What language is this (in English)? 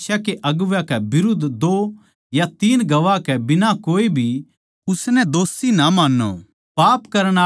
Haryanvi